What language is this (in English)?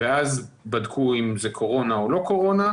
Hebrew